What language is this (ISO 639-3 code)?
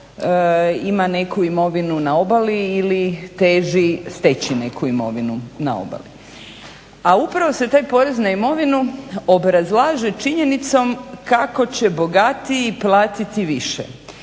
hrv